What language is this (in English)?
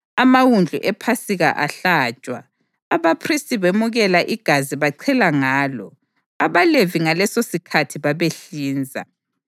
North Ndebele